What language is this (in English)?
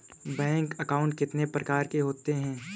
Hindi